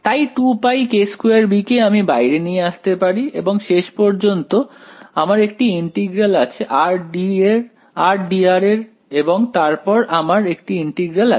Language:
Bangla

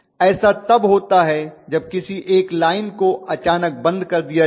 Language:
Hindi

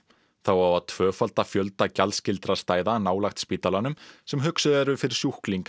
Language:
Icelandic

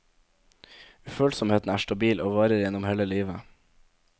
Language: Norwegian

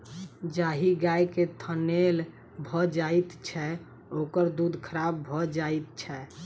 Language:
Maithili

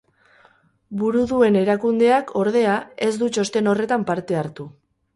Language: Basque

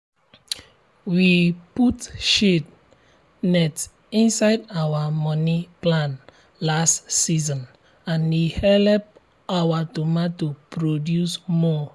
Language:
Nigerian Pidgin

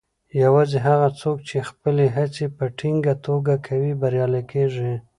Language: Pashto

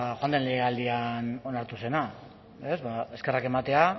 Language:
Basque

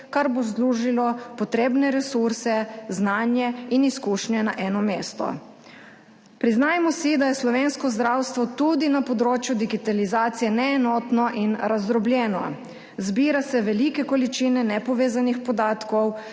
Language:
Slovenian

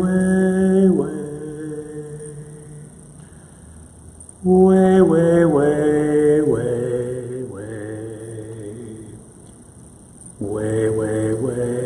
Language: English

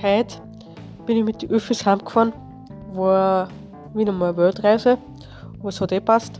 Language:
German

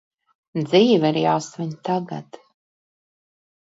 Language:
Latvian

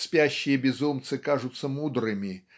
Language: Russian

